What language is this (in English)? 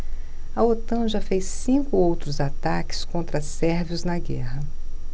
Portuguese